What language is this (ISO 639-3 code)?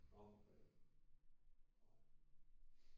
dan